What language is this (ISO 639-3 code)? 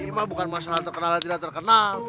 ind